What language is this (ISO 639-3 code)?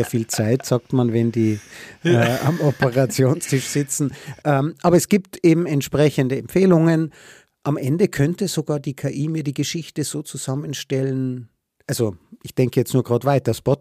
deu